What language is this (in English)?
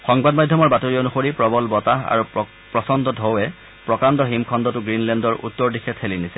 Assamese